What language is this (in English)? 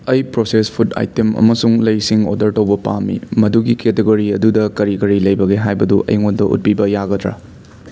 Manipuri